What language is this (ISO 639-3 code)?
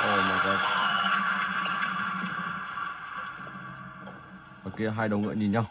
vie